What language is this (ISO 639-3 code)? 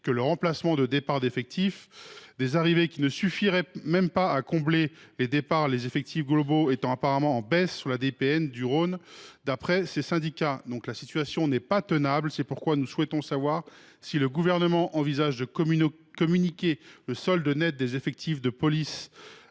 fra